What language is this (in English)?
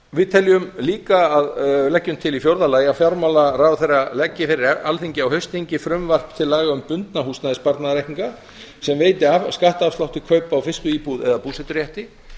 Icelandic